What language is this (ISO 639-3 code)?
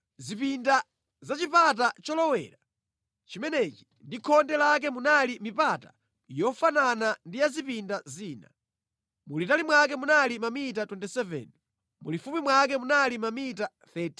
nya